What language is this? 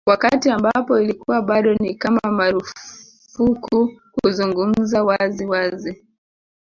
Swahili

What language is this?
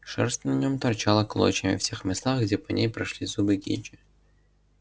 Russian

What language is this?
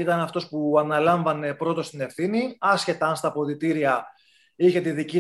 Greek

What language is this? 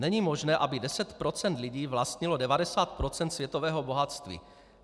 Czech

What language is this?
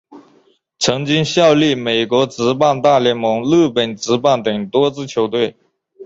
Chinese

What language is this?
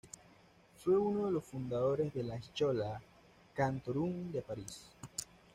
Spanish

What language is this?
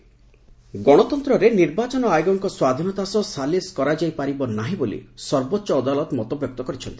Odia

